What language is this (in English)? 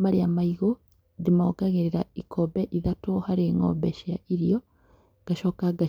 Kikuyu